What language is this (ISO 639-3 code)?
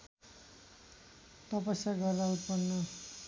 nep